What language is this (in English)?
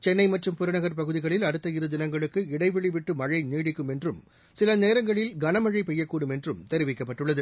Tamil